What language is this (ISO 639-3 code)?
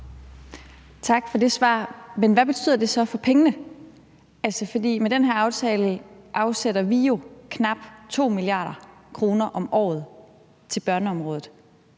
dan